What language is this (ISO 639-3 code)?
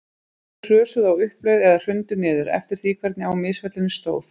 isl